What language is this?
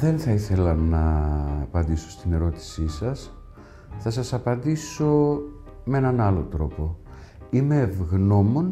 Greek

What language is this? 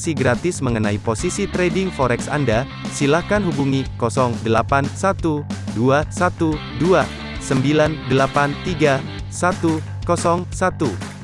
Indonesian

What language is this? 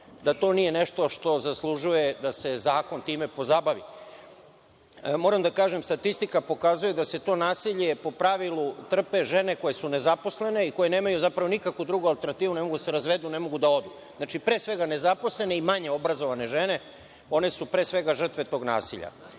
Serbian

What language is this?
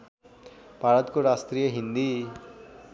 Nepali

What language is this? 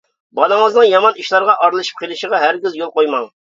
Uyghur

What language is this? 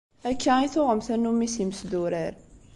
Kabyle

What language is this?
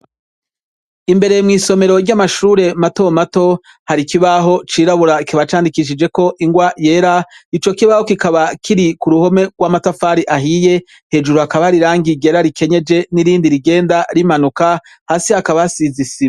Rundi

